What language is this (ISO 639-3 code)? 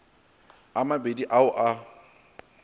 nso